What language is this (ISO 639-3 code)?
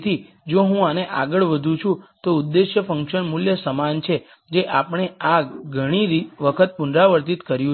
guj